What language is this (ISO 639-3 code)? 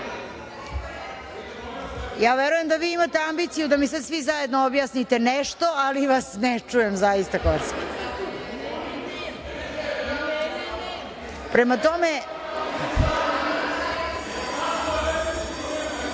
srp